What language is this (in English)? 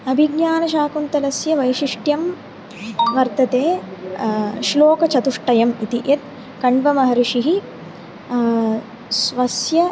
Sanskrit